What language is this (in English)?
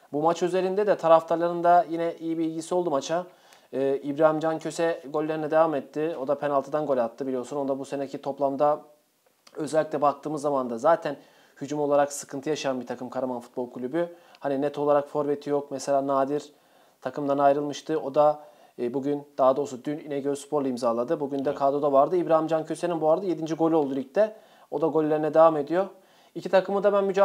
Turkish